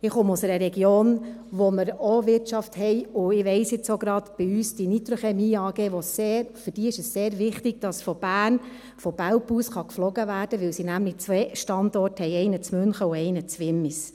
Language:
Swiss German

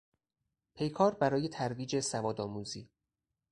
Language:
Persian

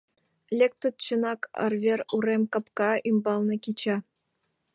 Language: Mari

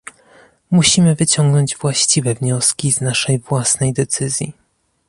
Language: Polish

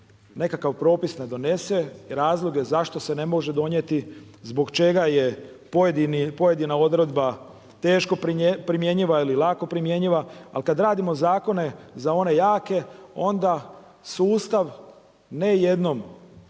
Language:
Croatian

